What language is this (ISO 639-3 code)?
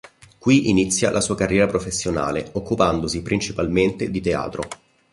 ita